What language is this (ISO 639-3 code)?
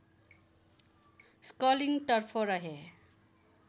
nep